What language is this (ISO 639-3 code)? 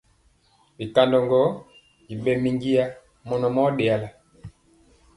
mcx